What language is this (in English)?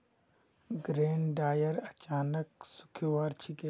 Magahi